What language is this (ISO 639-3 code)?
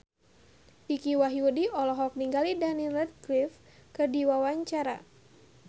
sun